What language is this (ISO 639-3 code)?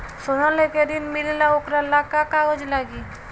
bho